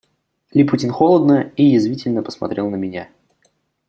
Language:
Russian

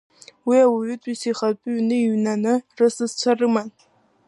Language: Abkhazian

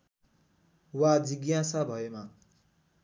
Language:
Nepali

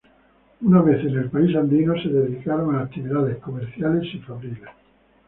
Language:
Spanish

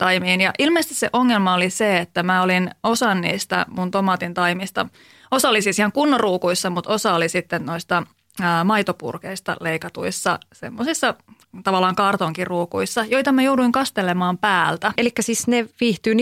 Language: Finnish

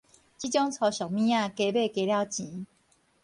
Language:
Min Nan Chinese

